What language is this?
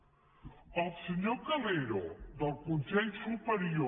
Catalan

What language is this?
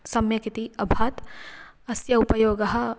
Sanskrit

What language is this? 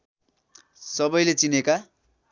Nepali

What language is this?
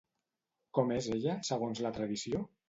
Catalan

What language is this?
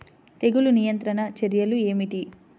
Telugu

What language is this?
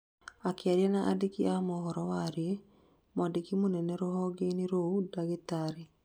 Kikuyu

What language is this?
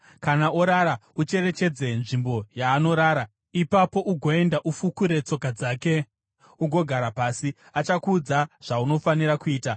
Shona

